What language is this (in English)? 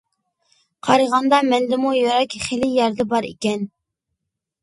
Uyghur